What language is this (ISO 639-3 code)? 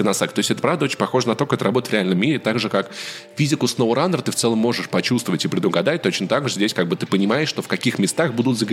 rus